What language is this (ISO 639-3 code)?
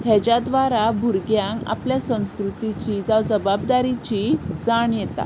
kok